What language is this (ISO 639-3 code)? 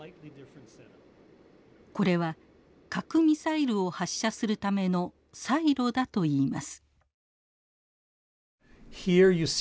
jpn